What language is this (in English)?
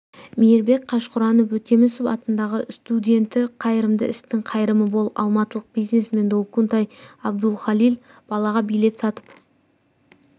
Kazakh